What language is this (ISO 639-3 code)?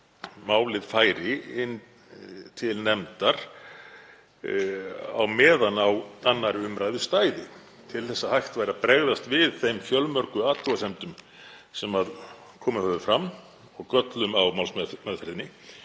isl